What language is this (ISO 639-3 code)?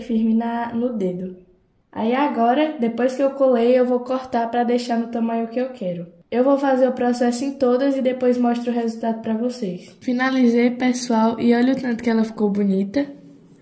por